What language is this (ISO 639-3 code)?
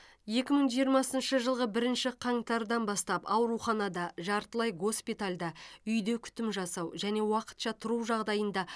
kaz